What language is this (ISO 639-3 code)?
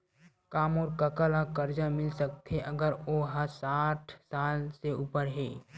hne